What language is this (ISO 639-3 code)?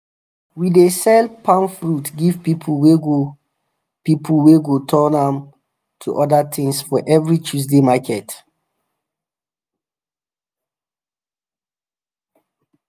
pcm